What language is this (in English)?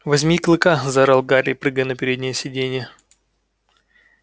Russian